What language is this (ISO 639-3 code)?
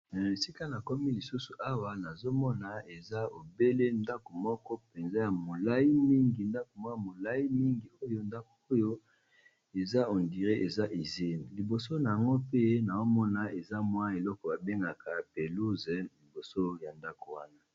lin